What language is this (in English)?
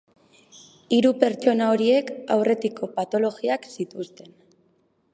Basque